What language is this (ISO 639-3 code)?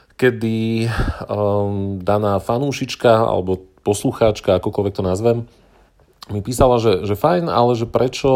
slk